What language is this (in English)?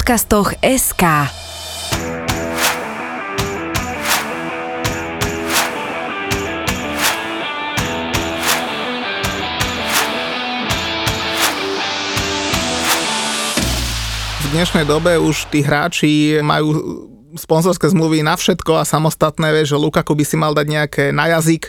Slovak